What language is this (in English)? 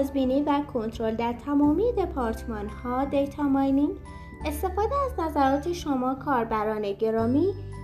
Persian